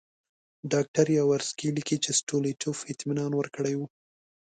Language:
Pashto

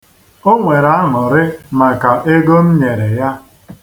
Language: Igbo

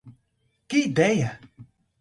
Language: Portuguese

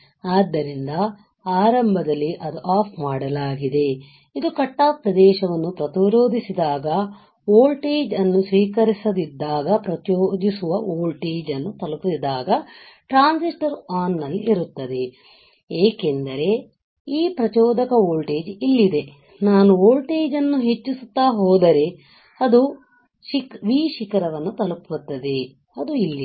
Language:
Kannada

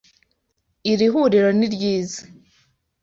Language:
Kinyarwanda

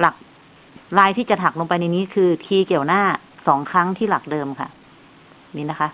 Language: Thai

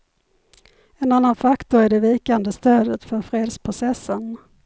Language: Swedish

